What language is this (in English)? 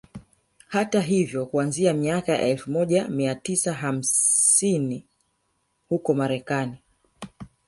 Swahili